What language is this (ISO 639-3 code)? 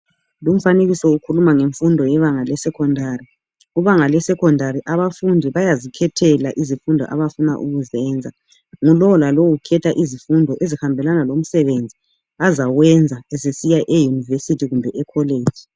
nde